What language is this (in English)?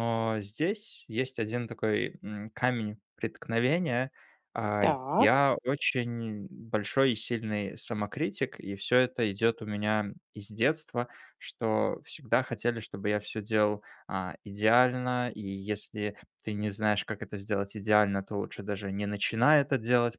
Russian